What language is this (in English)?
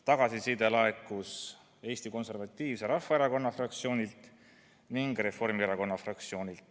Estonian